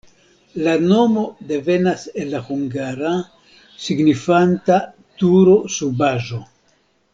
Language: Esperanto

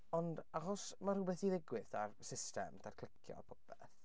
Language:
Welsh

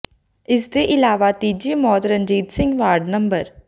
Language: Punjabi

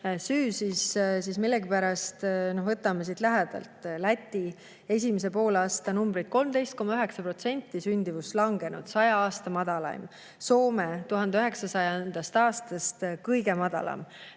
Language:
Estonian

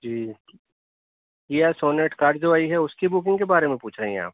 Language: Urdu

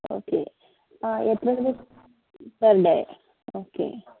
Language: Malayalam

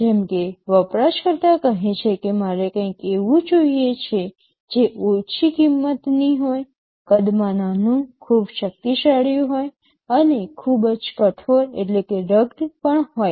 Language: Gujarati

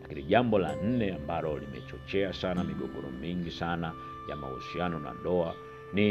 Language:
Swahili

